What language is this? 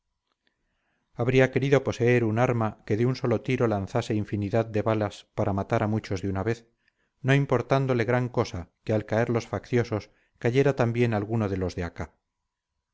Spanish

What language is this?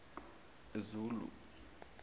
Zulu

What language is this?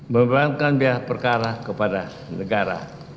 Indonesian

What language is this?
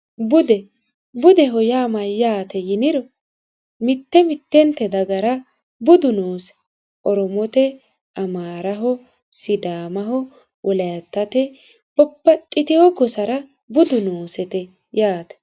Sidamo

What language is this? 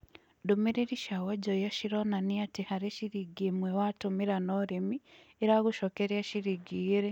Kikuyu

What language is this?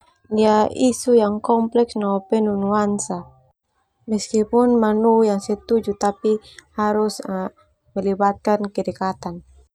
Termanu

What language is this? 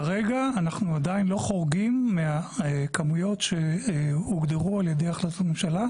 Hebrew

